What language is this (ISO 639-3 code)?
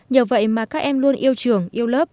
vie